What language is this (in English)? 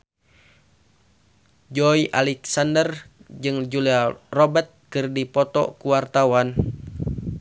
Sundanese